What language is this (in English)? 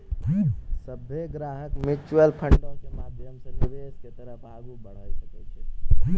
Maithili